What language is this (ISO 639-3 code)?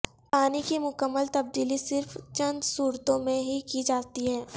urd